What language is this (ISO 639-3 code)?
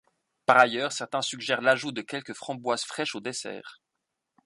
fra